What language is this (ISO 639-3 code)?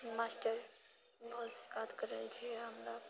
mai